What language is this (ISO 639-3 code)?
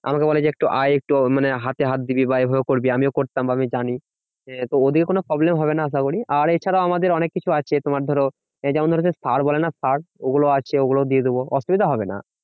ben